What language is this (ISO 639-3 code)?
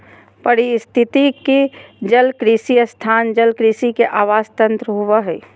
mag